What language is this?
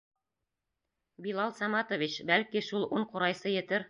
Bashkir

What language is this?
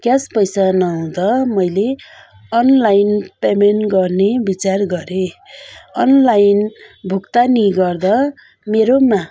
Nepali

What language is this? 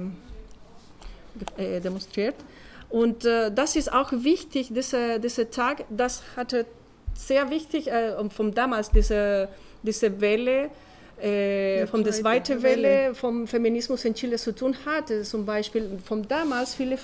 German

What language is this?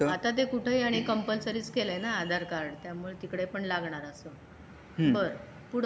Marathi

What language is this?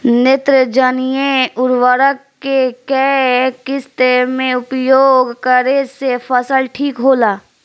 Bhojpuri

